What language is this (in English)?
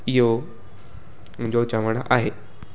Sindhi